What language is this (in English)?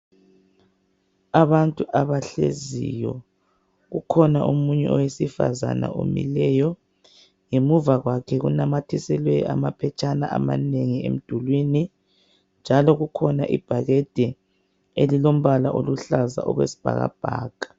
North Ndebele